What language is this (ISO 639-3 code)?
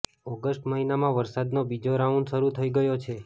guj